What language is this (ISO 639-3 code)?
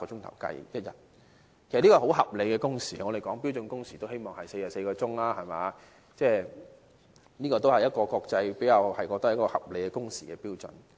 yue